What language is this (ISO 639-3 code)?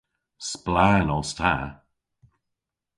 cor